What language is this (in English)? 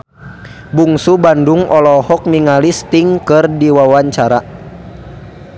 Sundanese